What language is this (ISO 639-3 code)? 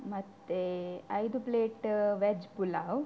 kan